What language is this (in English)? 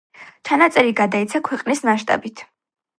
Georgian